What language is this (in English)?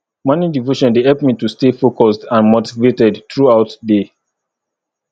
Nigerian Pidgin